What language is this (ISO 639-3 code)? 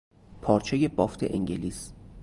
fas